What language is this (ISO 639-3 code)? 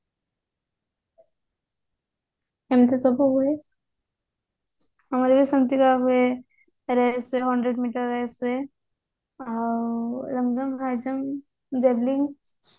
ori